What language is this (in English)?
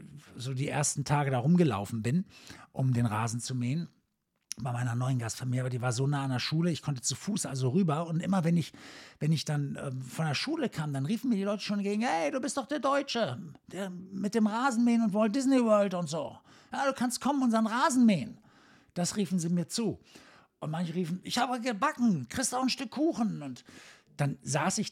German